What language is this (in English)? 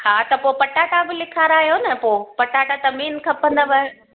Sindhi